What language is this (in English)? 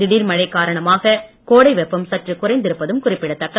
Tamil